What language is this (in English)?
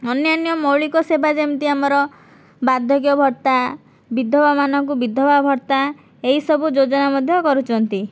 Odia